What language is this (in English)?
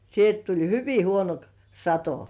Finnish